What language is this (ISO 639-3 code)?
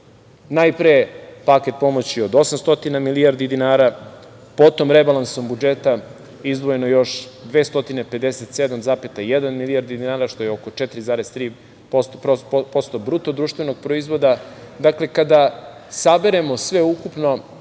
srp